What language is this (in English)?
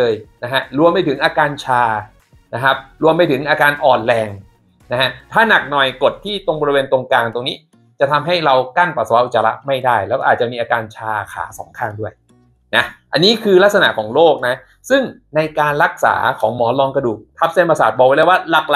Thai